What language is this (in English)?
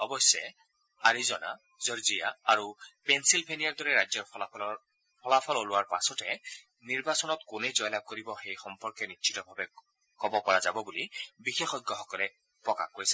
Assamese